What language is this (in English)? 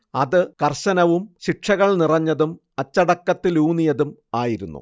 Malayalam